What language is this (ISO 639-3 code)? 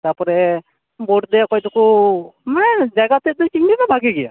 sat